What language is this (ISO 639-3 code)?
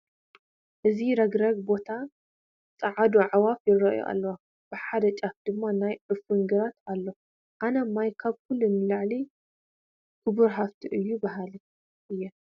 tir